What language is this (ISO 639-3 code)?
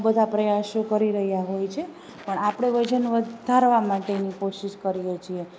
guj